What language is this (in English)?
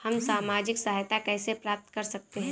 Hindi